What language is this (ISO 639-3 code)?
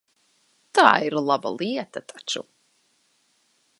lav